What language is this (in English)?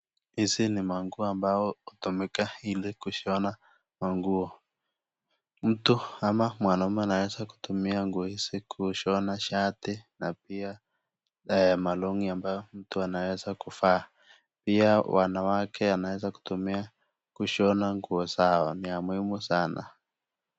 Swahili